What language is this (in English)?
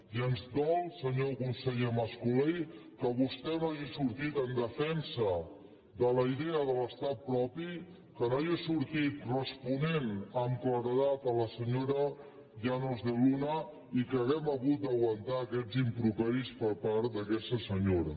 Catalan